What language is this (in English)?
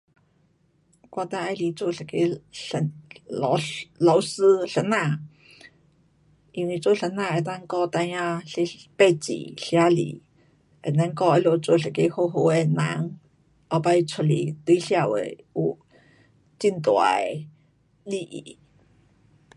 Pu-Xian Chinese